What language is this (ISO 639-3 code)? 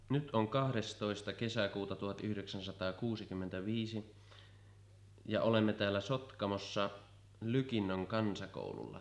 fin